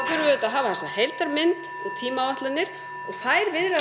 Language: Icelandic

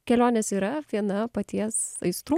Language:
Lithuanian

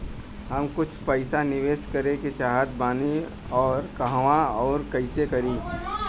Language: Bhojpuri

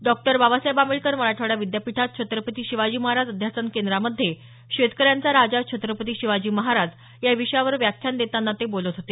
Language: Marathi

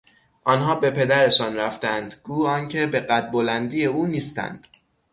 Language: Persian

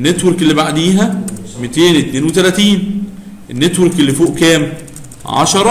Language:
Arabic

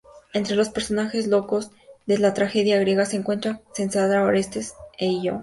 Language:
Spanish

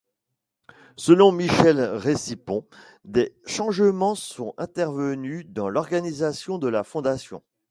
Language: French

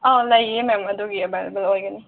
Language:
Manipuri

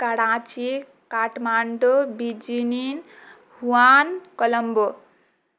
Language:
Maithili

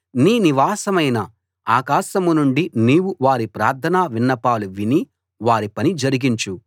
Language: Telugu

